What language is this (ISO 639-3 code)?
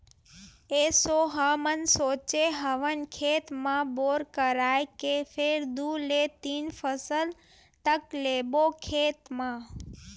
hne